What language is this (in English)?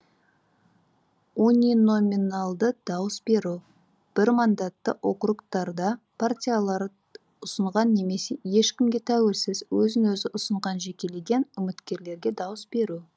Kazakh